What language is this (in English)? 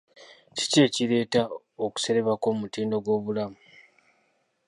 Ganda